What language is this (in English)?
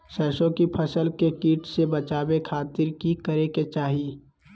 Magahi